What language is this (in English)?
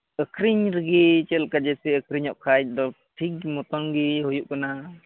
Santali